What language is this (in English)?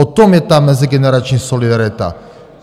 Czech